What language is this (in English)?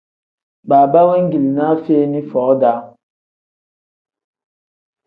Tem